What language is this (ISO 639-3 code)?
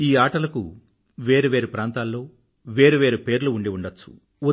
tel